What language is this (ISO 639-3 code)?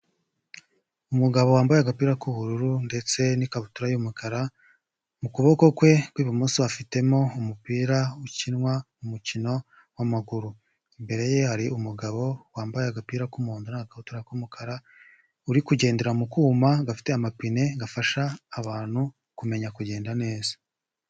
kin